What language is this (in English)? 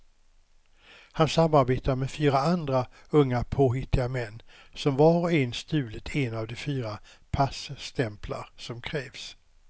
Swedish